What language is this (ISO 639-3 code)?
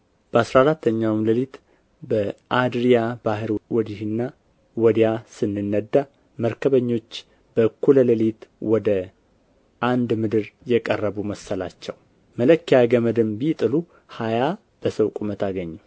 amh